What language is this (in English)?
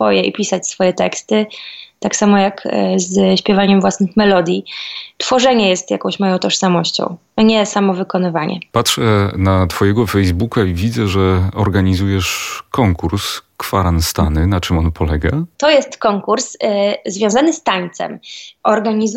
Polish